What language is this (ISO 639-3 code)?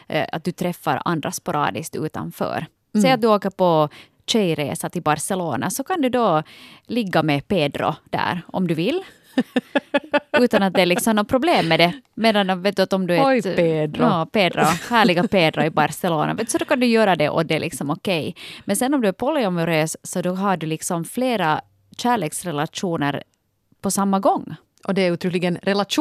swe